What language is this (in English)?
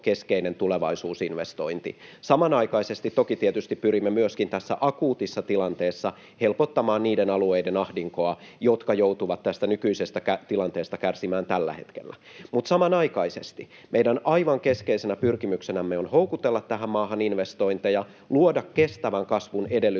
Finnish